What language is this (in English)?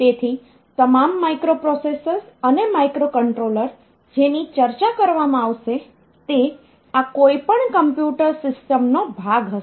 Gujarati